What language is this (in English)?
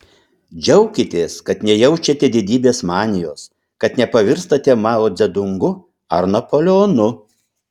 Lithuanian